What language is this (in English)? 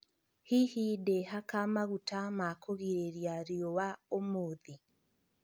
Kikuyu